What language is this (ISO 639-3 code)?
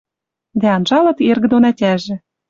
mrj